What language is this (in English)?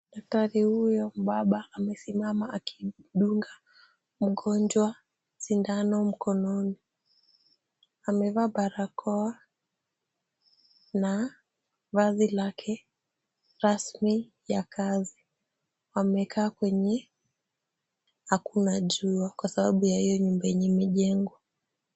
Swahili